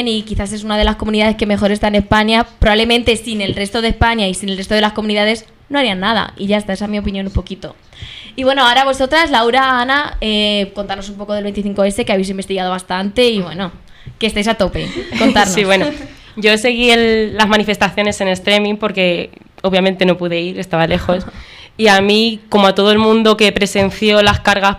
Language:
Spanish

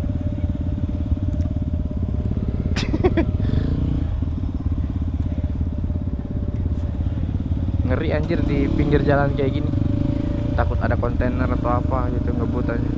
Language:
Indonesian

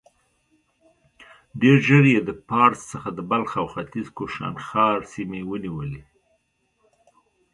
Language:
Pashto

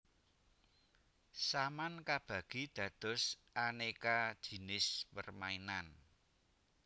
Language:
Javanese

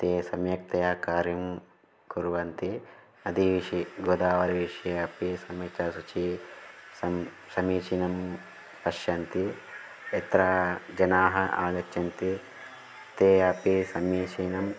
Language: Sanskrit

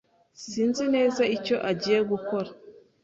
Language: Kinyarwanda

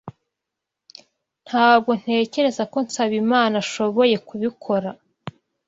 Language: Kinyarwanda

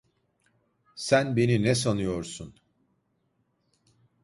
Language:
Turkish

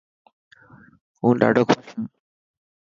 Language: Dhatki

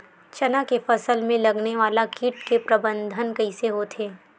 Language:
Chhattisgarhi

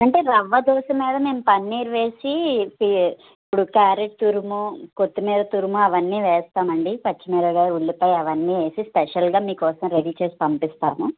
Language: Telugu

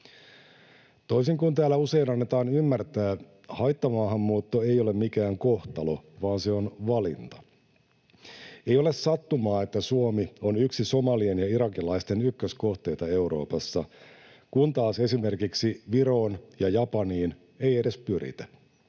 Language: Finnish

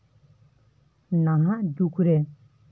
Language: Santali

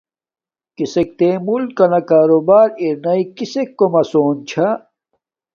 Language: Domaaki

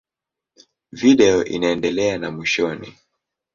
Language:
Swahili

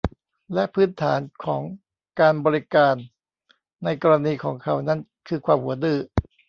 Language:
Thai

